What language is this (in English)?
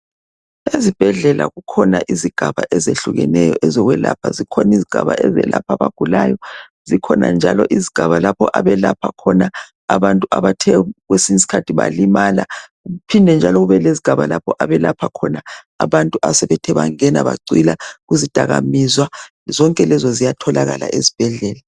North Ndebele